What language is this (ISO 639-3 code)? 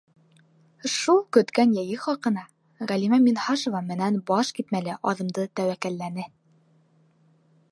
bak